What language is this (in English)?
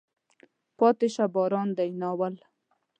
Pashto